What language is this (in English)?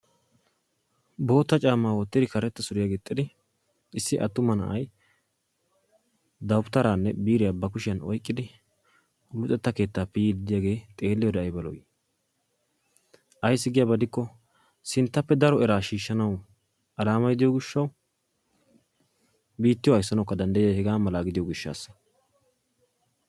Wolaytta